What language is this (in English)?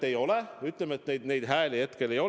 Estonian